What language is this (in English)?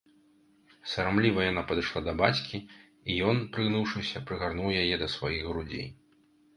Belarusian